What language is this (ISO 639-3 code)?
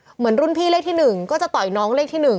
tha